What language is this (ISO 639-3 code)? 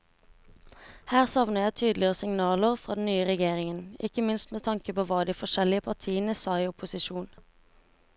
nor